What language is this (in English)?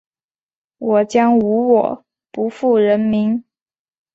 Chinese